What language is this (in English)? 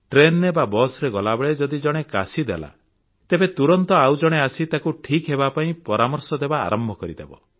Odia